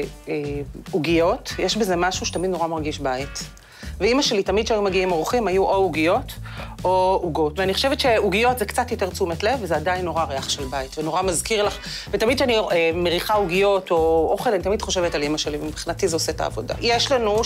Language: Hebrew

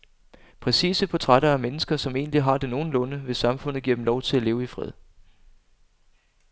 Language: Danish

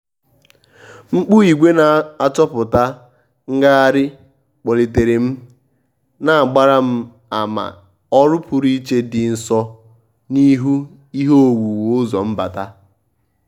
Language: Igbo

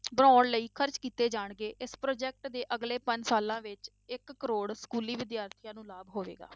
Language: Punjabi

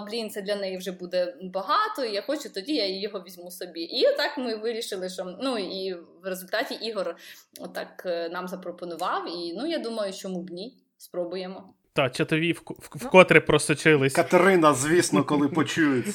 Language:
Ukrainian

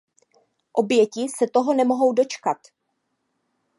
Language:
Czech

